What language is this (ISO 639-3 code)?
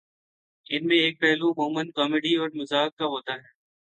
urd